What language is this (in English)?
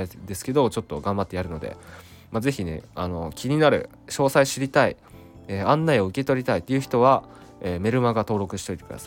Japanese